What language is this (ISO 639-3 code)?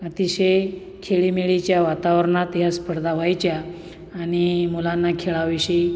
mar